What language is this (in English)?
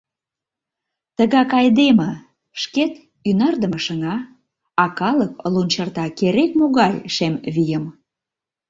Mari